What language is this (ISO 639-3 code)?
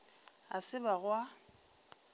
nso